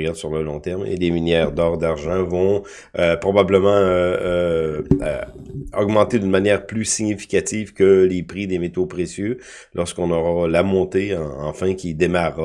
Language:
French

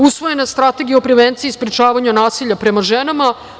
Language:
Serbian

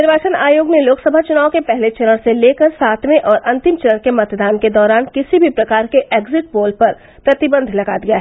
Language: Hindi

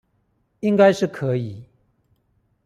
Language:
Chinese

